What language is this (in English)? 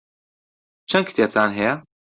Central Kurdish